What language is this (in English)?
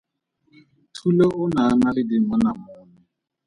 Tswana